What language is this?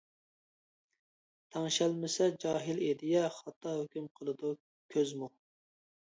Uyghur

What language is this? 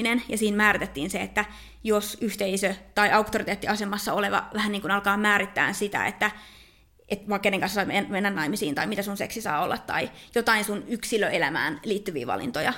Finnish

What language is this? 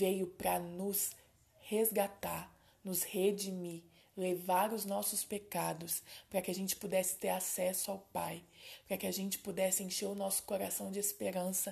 Portuguese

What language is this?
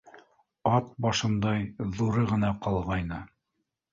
Bashkir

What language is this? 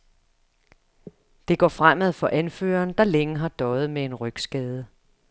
Danish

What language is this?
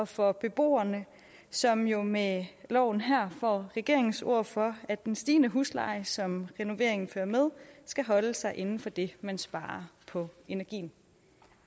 Danish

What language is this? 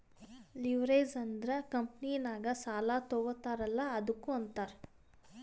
Kannada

